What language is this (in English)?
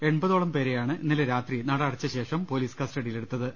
Malayalam